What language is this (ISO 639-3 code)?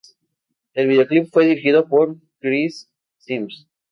spa